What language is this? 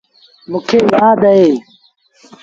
Sindhi Bhil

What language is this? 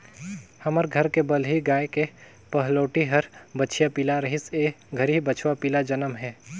Chhattisgarhi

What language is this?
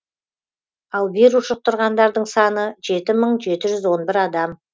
Kazakh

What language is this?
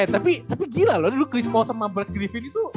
Indonesian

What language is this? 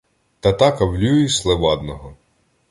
Ukrainian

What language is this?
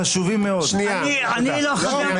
Hebrew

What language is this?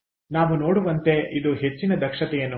Kannada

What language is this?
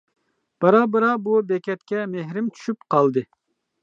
Uyghur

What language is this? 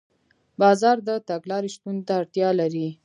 Pashto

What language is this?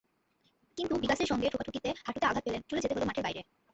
Bangla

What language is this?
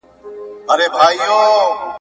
Pashto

